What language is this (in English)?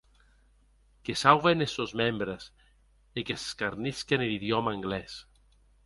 Occitan